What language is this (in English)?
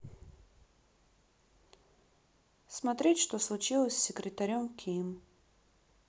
Russian